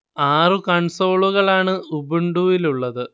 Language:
Malayalam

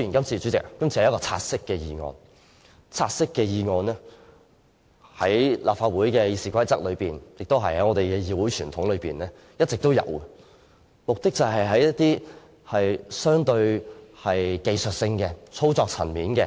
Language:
Cantonese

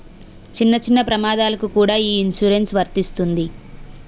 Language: Telugu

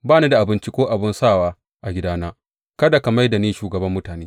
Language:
Hausa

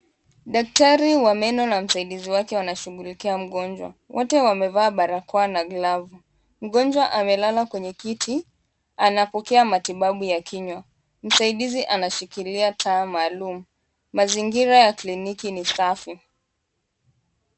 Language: Swahili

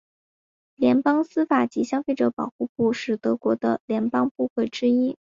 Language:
Chinese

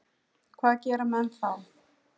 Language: Icelandic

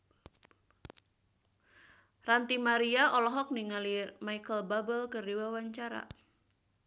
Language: Sundanese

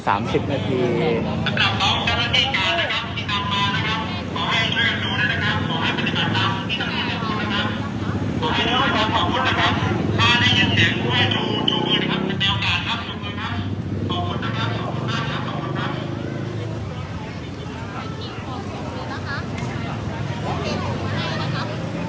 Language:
Thai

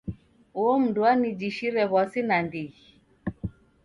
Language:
Taita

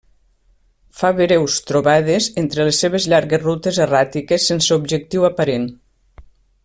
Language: Catalan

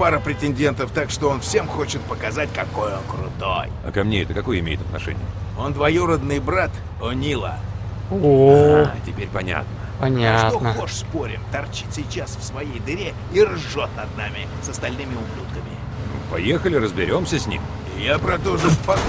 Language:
Russian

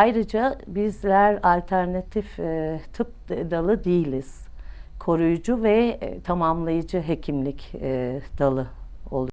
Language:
Turkish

